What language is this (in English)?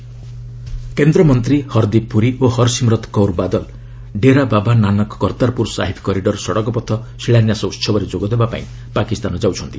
Odia